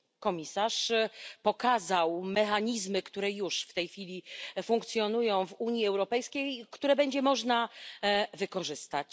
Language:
Polish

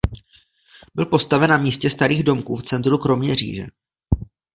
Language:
Czech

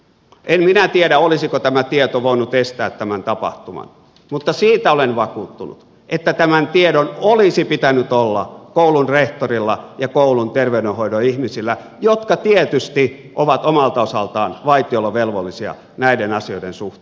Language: Finnish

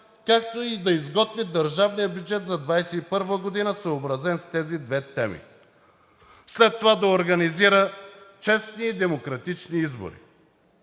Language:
Bulgarian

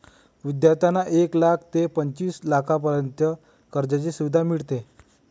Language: Marathi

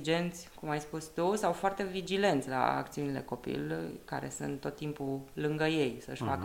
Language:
Romanian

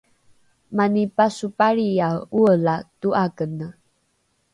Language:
Rukai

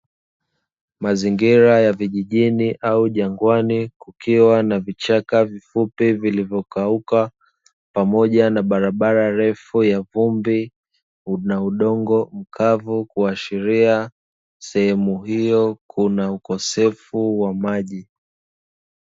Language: Swahili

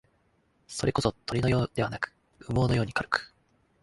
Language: Japanese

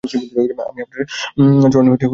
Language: Bangla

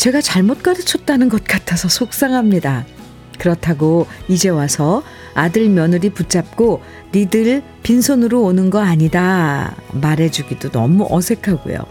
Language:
Korean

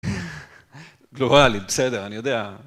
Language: Hebrew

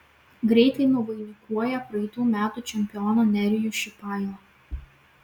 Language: Lithuanian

